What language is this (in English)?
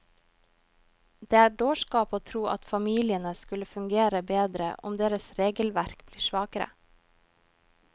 Norwegian